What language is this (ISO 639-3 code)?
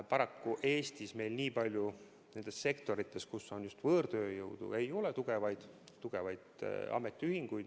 est